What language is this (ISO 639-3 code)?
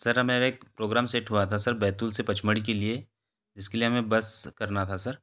hin